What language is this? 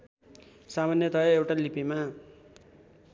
Nepali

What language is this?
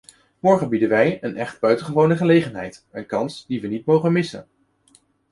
Dutch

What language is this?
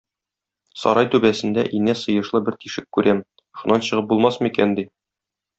Tatar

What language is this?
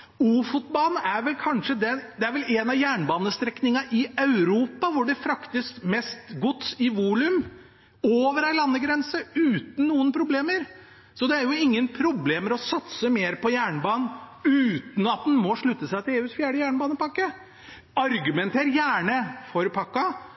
Norwegian Bokmål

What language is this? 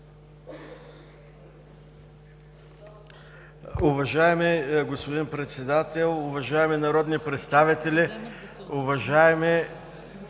Bulgarian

